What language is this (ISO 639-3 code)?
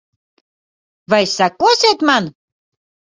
lav